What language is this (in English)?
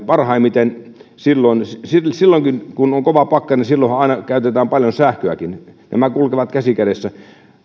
Finnish